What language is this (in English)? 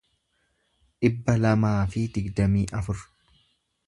Oromo